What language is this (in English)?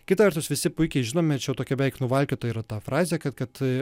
Lithuanian